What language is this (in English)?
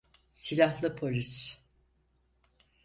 Turkish